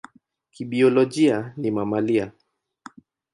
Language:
Swahili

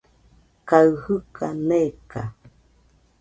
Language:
Nüpode Huitoto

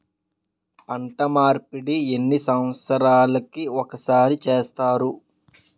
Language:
Telugu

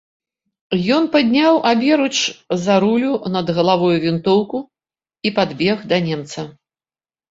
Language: Belarusian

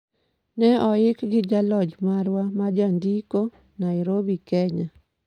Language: Luo (Kenya and Tanzania)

